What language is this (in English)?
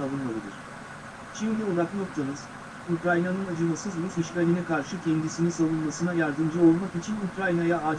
Turkish